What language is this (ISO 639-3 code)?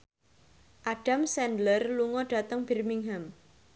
jav